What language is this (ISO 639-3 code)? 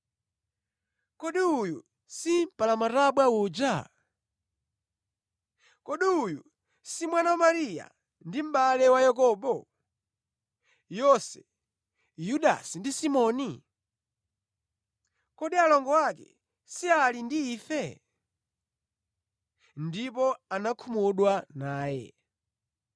nya